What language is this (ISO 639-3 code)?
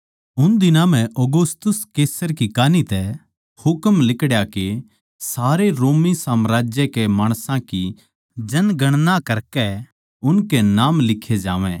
bgc